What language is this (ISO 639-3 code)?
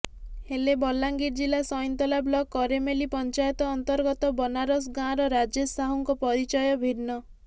ori